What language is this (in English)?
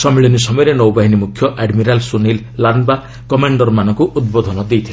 Odia